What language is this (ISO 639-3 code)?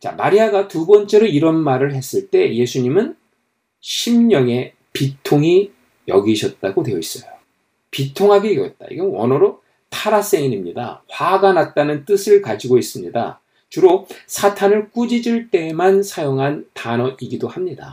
kor